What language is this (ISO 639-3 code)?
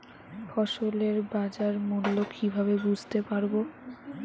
ben